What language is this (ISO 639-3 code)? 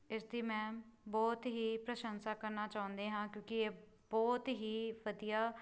pan